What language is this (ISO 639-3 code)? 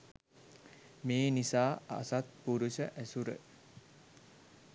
sin